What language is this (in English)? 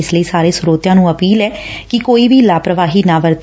Punjabi